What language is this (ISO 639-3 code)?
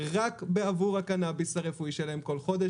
heb